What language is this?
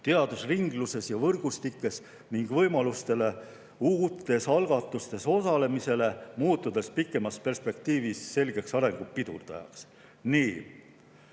Estonian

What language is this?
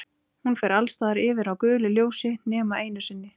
Icelandic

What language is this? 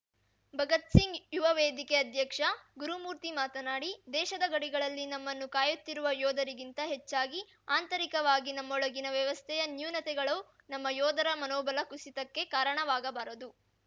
Kannada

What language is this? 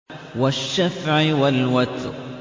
Arabic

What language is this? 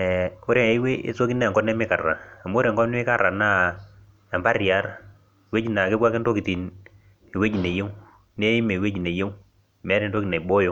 Masai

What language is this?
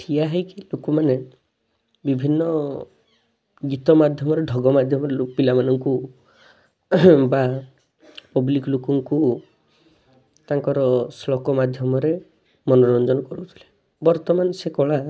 Odia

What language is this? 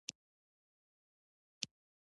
Pashto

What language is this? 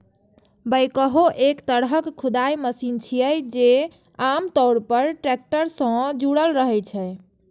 Maithili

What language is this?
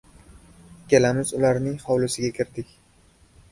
Uzbek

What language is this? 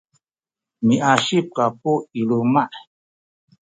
Sakizaya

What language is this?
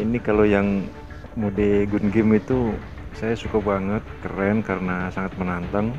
Indonesian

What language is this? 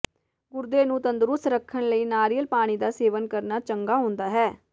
Punjabi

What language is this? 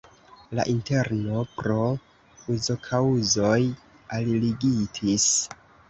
Esperanto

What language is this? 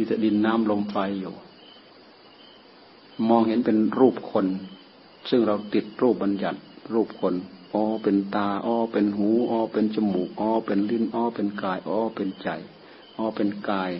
Thai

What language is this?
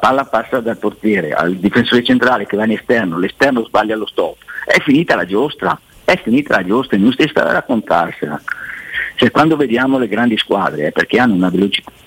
Italian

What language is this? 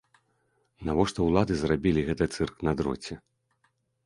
Belarusian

